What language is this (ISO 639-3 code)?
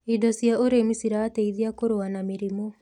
kik